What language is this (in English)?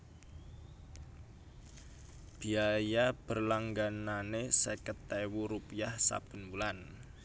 Javanese